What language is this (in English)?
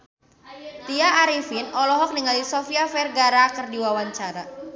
Sundanese